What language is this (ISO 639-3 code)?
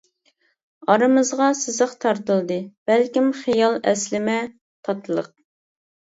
uig